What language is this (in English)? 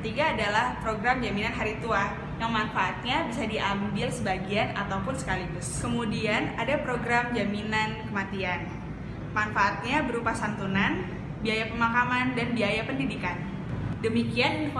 Indonesian